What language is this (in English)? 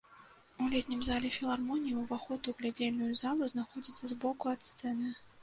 Belarusian